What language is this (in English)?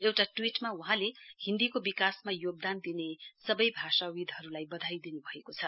Nepali